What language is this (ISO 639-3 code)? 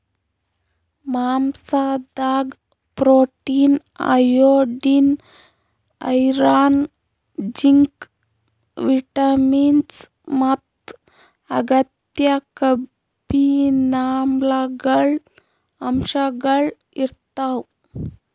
kan